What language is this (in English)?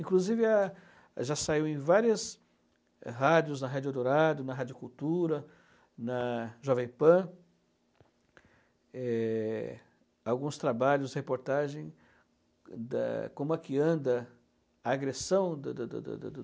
Portuguese